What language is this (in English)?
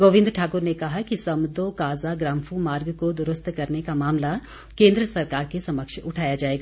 Hindi